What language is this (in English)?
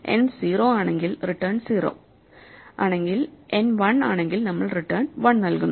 Malayalam